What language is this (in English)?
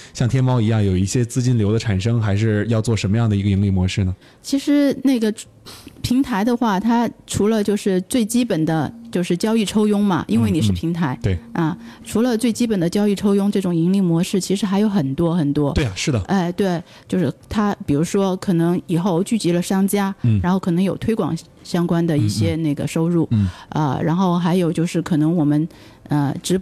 Chinese